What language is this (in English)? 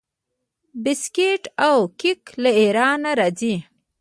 Pashto